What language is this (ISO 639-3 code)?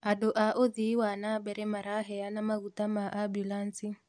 kik